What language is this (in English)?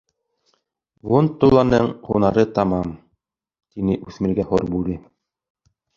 Bashkir